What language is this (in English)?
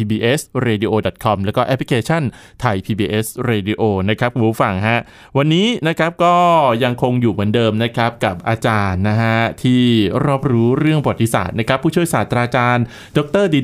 Thai